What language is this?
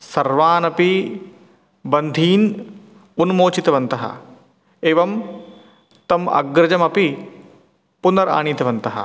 Sanskrit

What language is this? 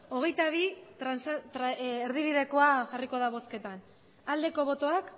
Basque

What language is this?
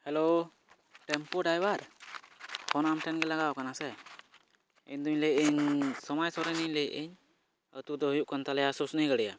Santali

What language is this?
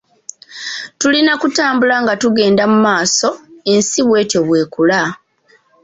Ganda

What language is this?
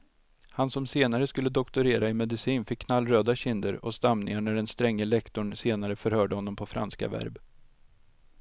Swedish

